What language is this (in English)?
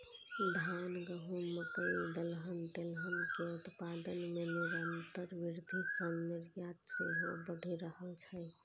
Maithili